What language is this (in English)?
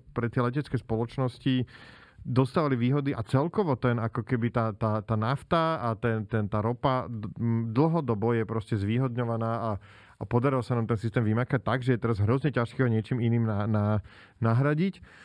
Slovak